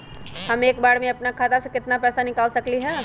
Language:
Magahi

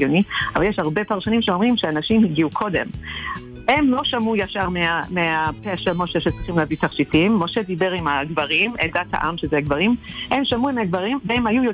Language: Hebrew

